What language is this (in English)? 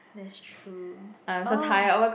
English